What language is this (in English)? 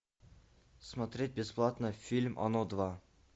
Russian